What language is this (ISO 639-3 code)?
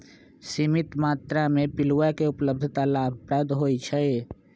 mag